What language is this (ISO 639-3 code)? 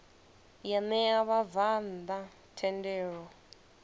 ven